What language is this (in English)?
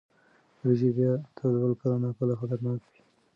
Pashto